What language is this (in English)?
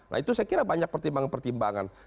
Indonesian